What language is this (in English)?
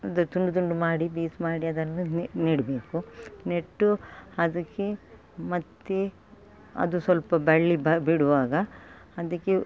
Kannada